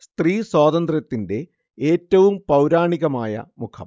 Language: Malayalam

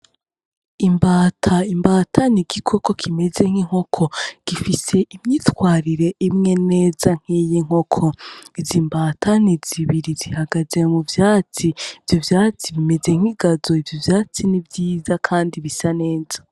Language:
Rundi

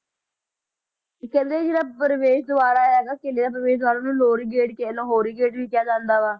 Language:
Punjabi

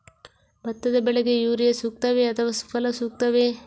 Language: Kannada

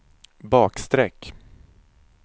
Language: Swedish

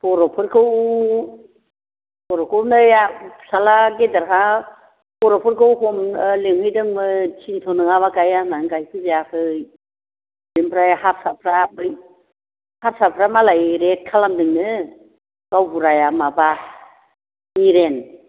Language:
Bodo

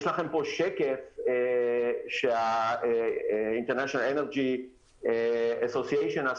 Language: Hebrew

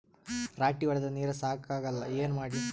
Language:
Kannada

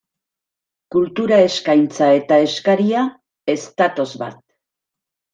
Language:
Basque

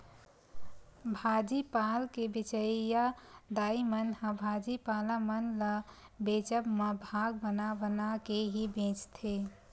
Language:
Chhattisgarhi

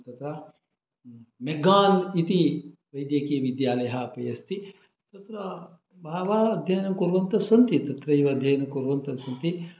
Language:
Sanskrit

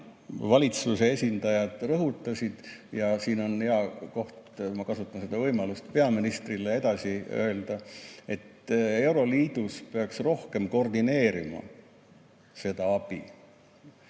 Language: Estonian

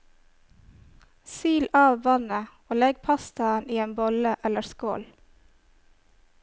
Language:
Norwegian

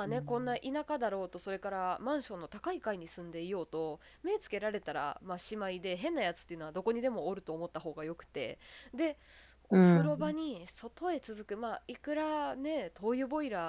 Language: Japanese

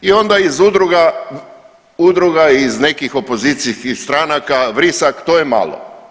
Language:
Croatian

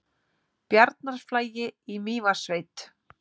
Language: Icelandic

